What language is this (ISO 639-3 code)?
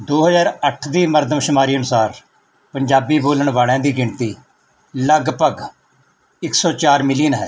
pan